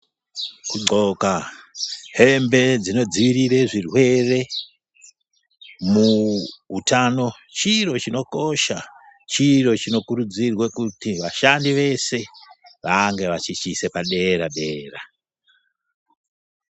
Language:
Ndau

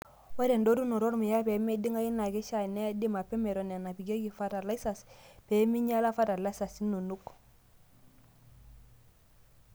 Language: Masai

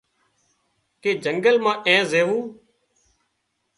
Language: Wadiyara Koli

